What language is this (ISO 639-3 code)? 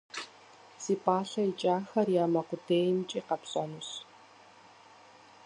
kbd